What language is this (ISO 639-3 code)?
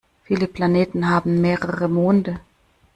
deu